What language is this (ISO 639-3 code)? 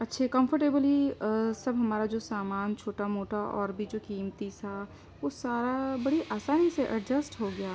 urd